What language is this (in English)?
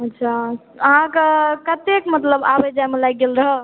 Maithili